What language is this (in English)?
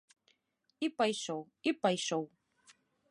Belarusian